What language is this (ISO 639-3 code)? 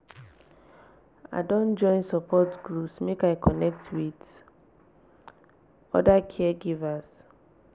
pcm